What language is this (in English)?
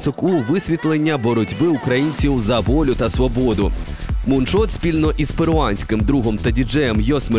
Ukrainian